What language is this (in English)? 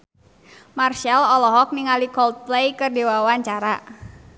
Sundanese